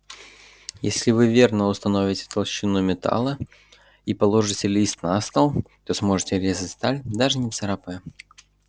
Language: Russian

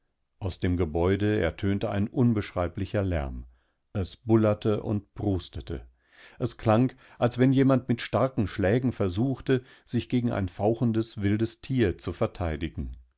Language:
German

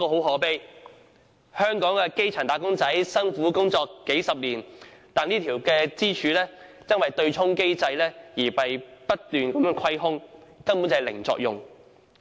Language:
Cantonese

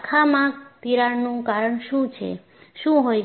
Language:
Gujarati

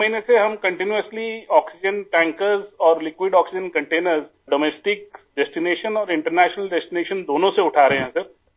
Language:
Urdu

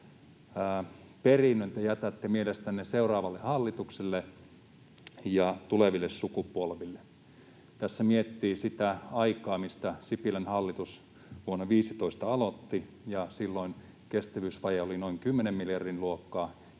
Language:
Finnish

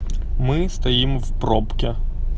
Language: Russian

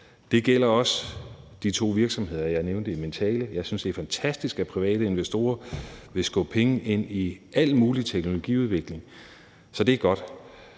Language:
Danish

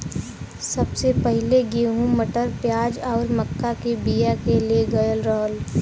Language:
Bhojpuri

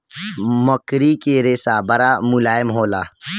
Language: Bhojpuri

